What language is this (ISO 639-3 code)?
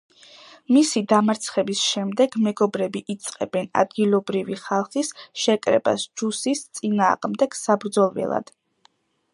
kat